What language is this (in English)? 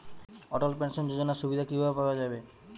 Bangla